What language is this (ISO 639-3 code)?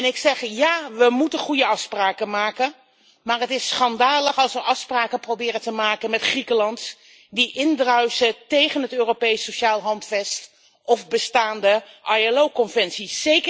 nld